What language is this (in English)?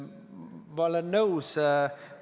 Estonian